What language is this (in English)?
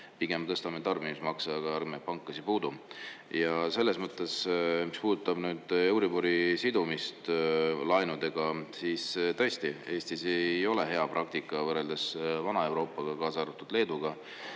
Estonian